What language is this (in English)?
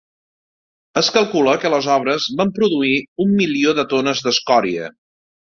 Catalan